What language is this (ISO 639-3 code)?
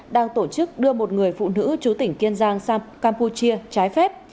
vie